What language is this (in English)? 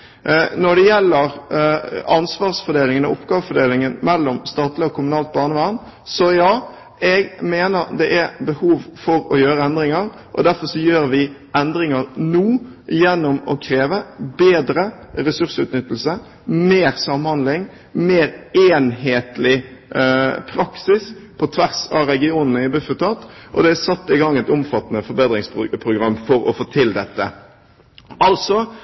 Norwegian Bokmål